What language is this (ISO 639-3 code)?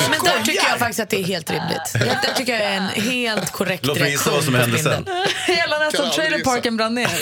swe